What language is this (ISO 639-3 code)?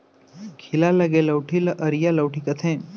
hne